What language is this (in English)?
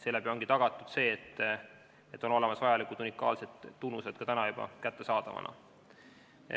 Estonian